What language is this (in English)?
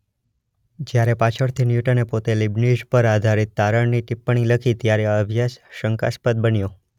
Gujarati